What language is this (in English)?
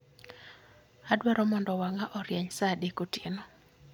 Luo (Kenya and Tanzania)